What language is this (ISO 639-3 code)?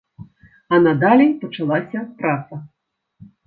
bel